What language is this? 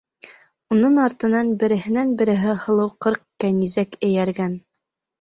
Bashkir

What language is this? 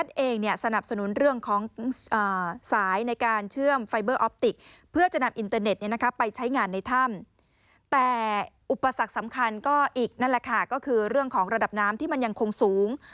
Thai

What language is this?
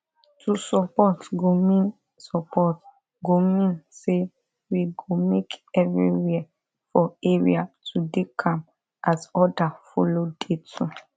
Nigerian Pidgin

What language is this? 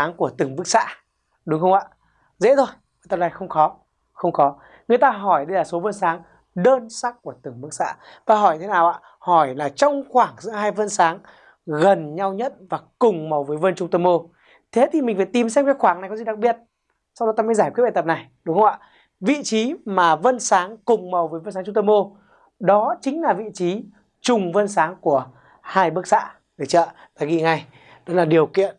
Vietnamese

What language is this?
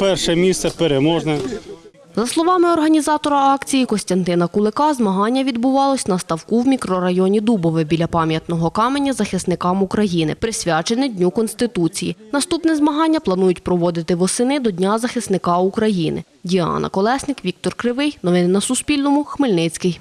Ukrainian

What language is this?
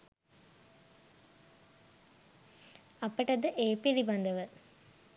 Sinhala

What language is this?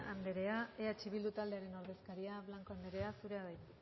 Basque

